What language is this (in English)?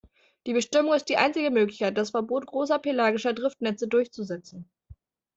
German